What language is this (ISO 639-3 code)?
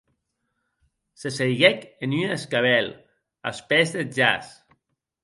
oci